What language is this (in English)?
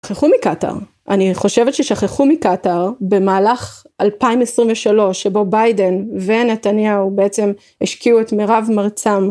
Hebrew